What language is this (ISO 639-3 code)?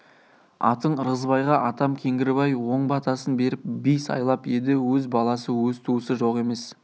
kaz